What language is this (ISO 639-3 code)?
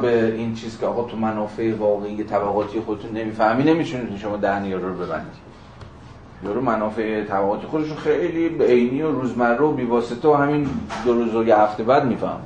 fas